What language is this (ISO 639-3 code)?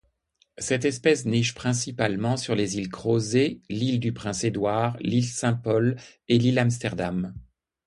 fra